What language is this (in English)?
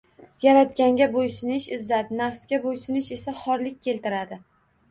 Uzbek